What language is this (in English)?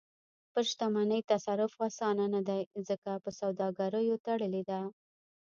Pashto